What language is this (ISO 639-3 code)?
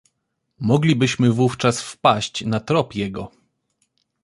pol